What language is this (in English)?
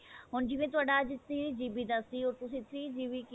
Punjabi